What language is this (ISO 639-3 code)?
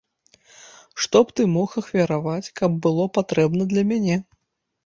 bel